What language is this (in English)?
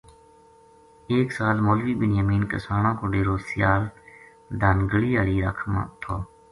Gujari